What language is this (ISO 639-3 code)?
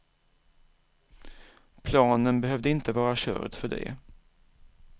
swe